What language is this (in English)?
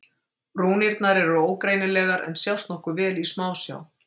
Icelandic